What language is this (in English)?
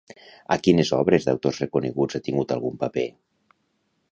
Catalan